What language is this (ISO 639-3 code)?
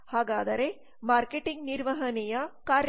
kan